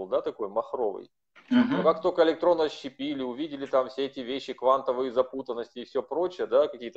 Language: Russian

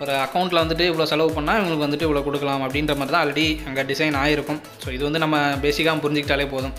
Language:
Indonesian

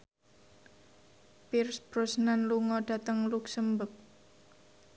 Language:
Javanese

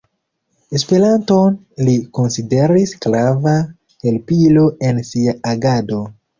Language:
Esperanto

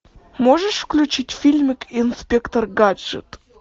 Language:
Russian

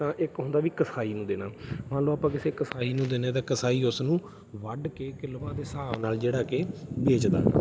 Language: Punjabi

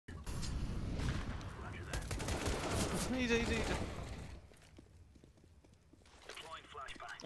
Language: Polish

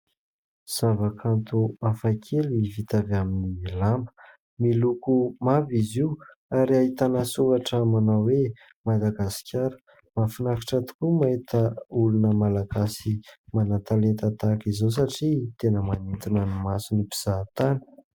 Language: Malagasy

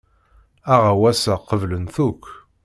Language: Kabyle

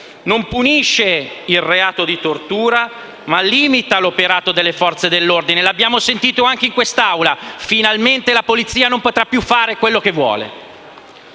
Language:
Italian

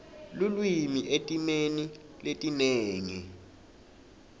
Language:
Swati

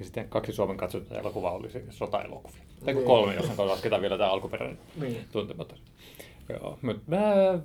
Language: Finnish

